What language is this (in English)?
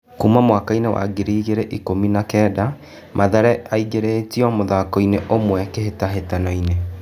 Kikuyu